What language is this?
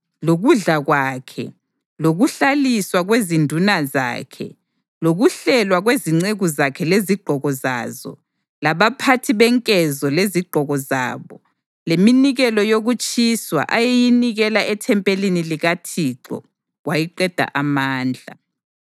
North Ndebele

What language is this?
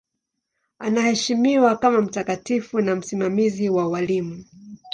Swahili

